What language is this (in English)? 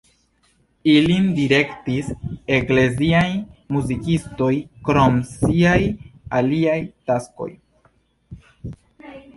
Esperanto